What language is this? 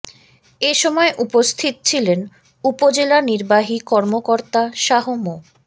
Bangla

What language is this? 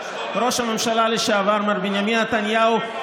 Hebrew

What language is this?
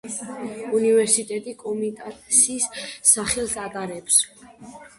Georgian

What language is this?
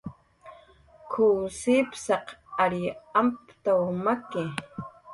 Jaqaru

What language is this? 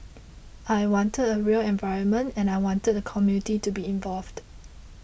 English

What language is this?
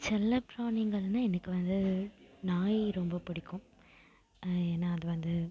Tamil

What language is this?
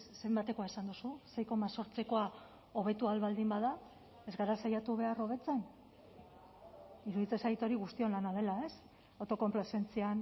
Basque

